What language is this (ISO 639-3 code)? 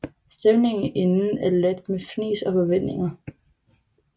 dan